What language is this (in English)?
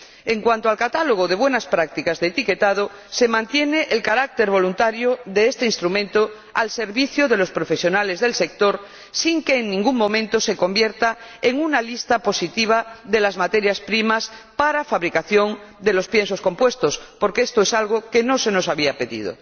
Spanish